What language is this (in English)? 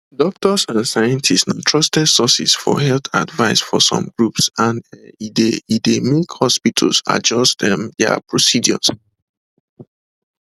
Nigerian Pidgin